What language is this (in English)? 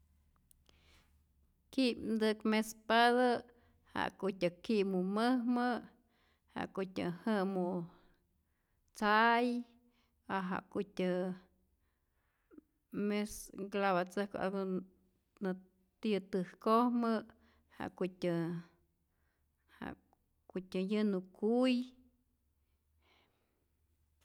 Rayón Zoque